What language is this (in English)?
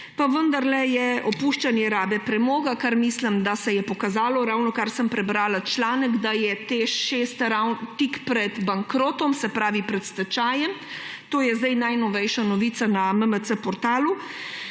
Slovenian